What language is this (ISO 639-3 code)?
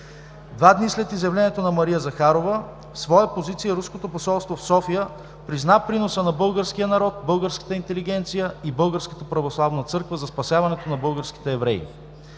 bul